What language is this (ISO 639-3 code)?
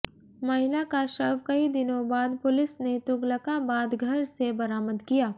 hin